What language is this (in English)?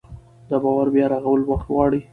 Pashto